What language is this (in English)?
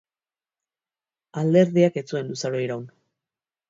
Basque